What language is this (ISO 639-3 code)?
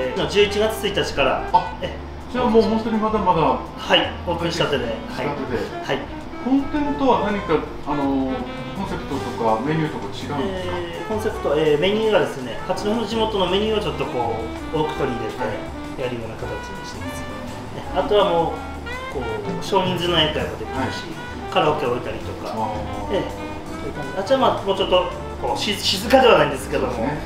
jpn